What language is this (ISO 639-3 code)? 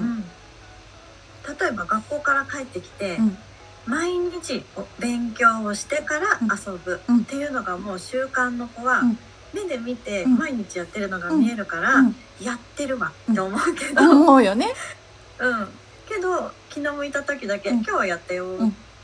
jpn